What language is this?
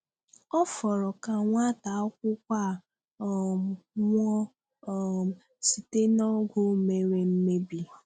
Igbo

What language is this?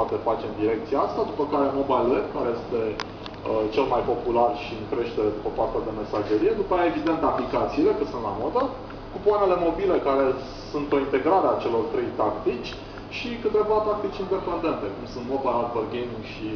Romanian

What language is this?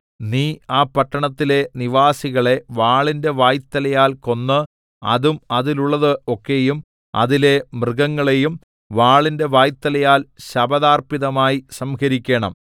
Malayalam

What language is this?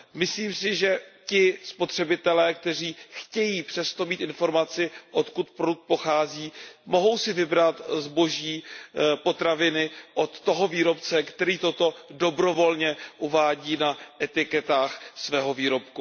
Czech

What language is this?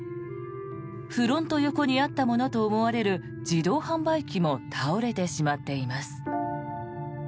Japanese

